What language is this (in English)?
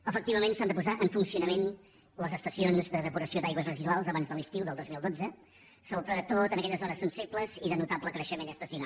Catalan